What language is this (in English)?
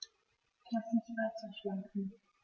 German